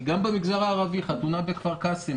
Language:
Hebrew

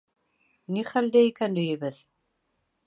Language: Bashkir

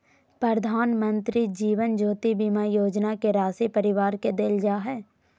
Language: Magahi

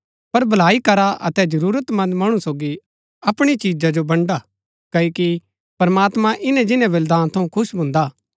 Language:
Gaddi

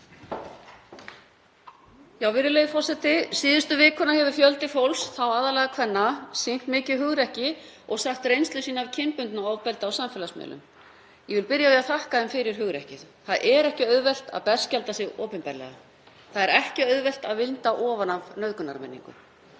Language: Icelandic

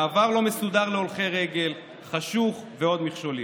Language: Hebrew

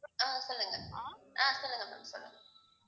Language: Tamil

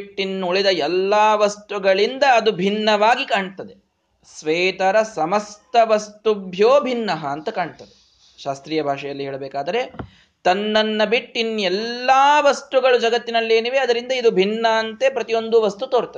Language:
Kannada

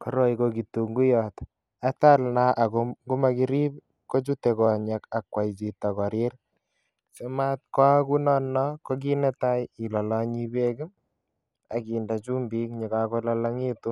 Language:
Kalenjin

